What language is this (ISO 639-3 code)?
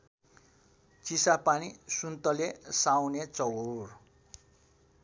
nep